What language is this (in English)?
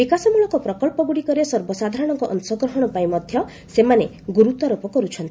Odia